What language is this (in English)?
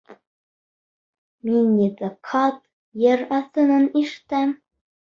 Bashkir